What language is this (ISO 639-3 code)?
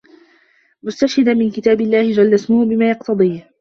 ara